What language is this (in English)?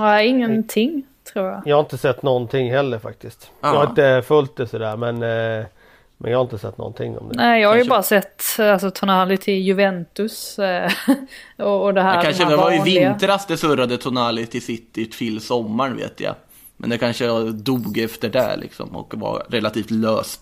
Swedish